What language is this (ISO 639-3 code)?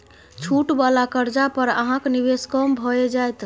mai